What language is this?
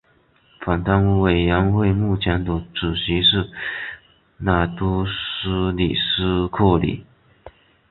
Chinese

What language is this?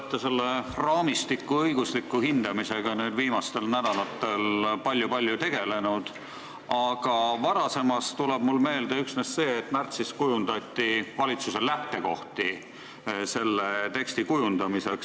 Estonian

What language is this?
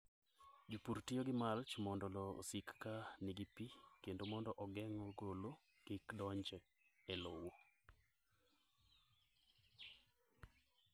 Luo (Kenya and Tanzania)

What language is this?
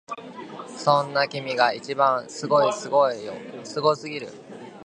Japanese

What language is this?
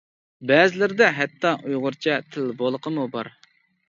Uyghur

